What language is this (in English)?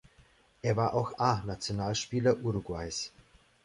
German